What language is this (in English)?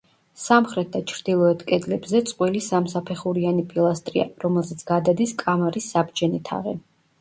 Georgian